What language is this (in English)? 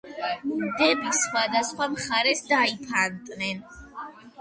Georgian